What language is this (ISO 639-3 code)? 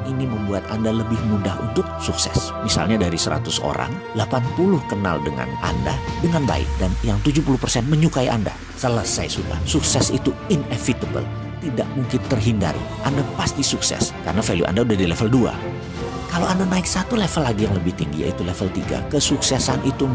ind